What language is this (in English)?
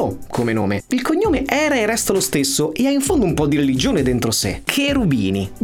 Italian